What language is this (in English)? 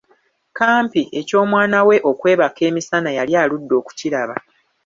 Ganda